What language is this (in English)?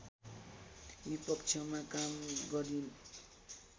Nepali